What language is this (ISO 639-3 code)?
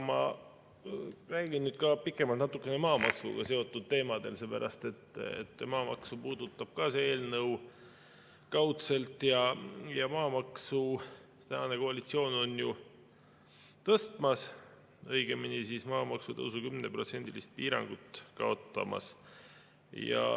est